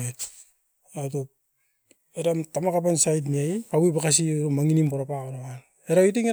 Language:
Askopan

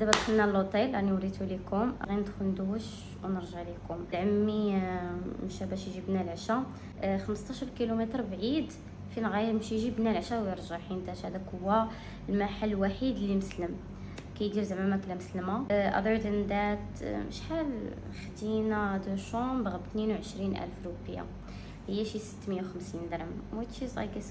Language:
Arabic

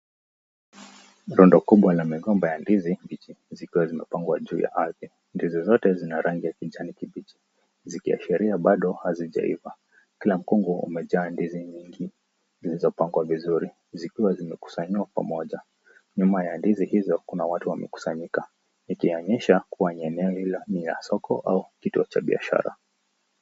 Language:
Swahili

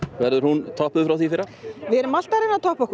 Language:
Icelandic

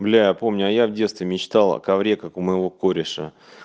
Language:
Russian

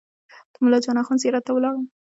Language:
Pashto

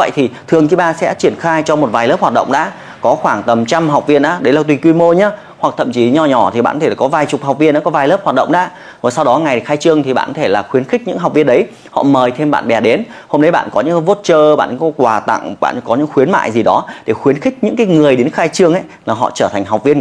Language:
Vietnamese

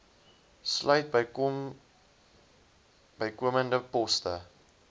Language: Afrikaans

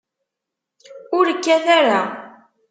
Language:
Kabyle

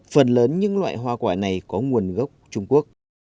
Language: Vietnamese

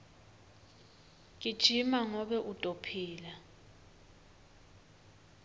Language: Swati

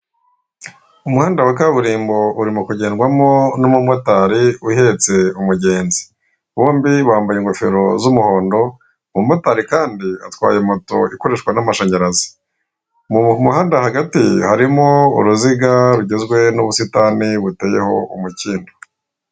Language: Kinyarwanda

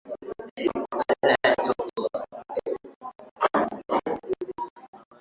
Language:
Swahili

